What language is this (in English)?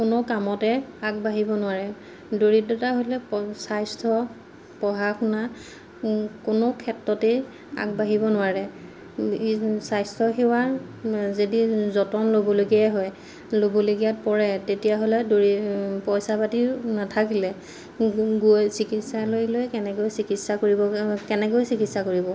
Assamese